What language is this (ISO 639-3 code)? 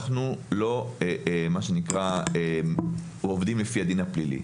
heb